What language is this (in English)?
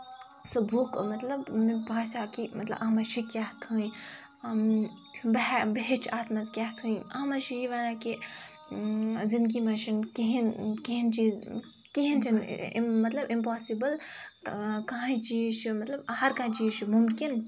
Kashmiri